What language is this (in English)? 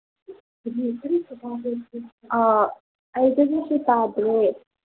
Manipuri